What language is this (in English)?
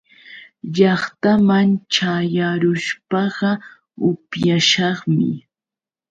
Yauyos Quechua